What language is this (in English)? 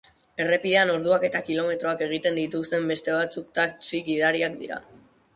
Basque